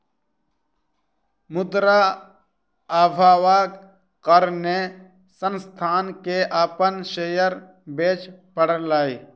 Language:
Maithili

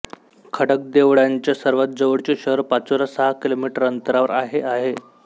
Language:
Marathi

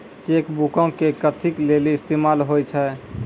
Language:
Maithili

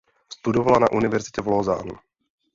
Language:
Czech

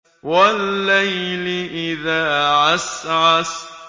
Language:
Arabic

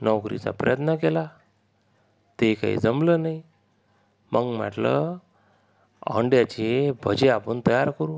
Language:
Marathi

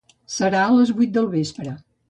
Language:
Catalan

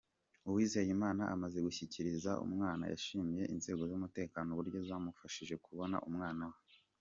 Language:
Kinyarwanda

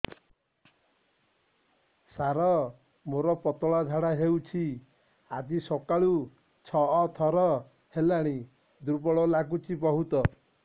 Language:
Odia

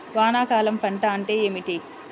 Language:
Telugu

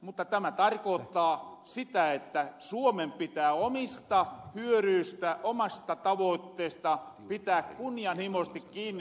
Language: Finnish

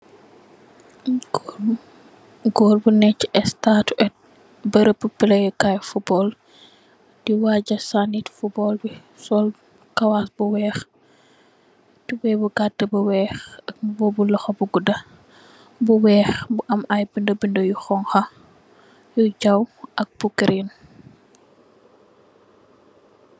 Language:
Wolof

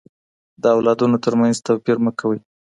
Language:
Pashto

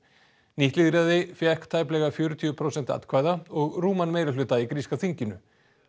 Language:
Icelandic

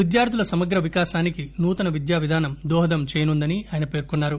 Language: Telugu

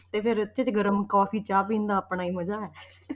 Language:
Punjabi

